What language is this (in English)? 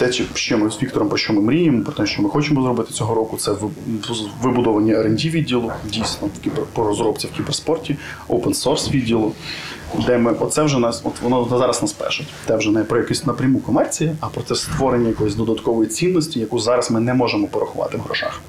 Ukrainian